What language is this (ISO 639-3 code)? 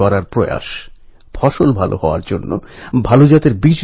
ben